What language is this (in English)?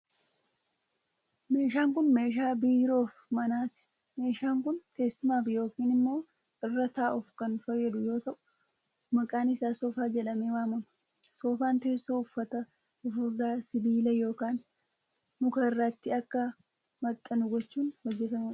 Oromo